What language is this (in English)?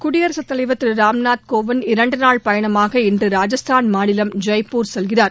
Tamil